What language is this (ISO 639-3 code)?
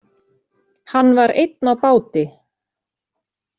isl